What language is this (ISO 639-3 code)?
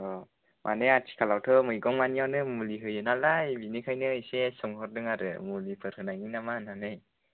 brx